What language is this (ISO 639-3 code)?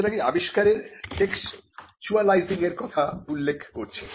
ben